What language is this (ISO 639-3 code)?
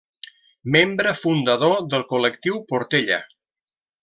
cat